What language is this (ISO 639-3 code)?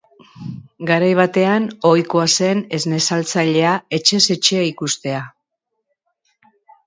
eus